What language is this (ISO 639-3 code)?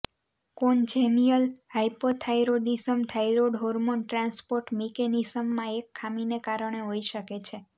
guj